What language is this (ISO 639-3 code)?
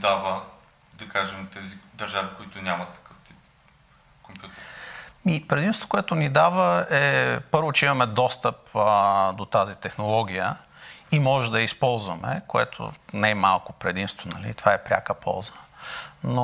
bul